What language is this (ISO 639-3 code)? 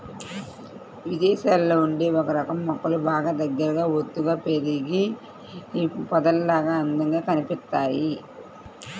tel